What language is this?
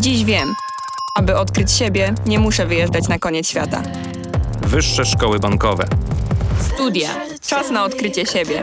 Polish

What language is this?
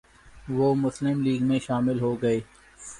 Urdu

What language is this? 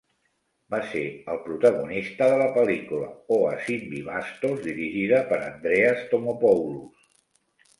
Catalan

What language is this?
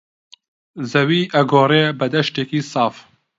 Central Kurdish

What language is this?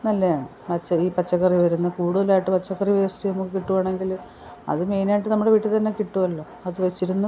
Malayalam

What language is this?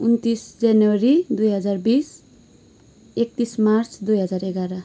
Nepali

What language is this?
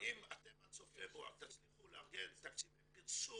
Hebrew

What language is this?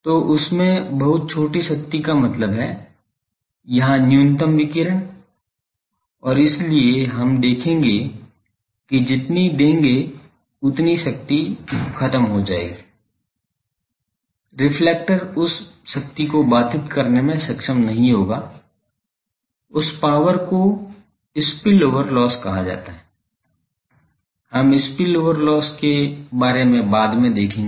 Hindi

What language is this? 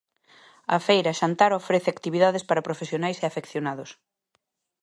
Galician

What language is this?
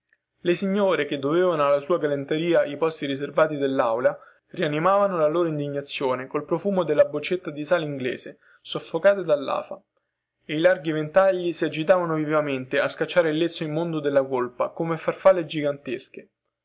Italian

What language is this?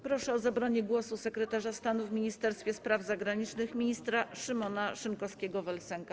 Polish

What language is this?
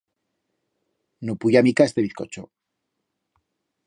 Aragonese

